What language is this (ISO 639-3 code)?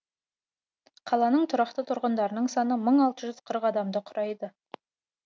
kaz